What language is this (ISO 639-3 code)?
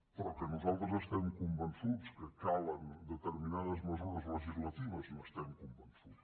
cat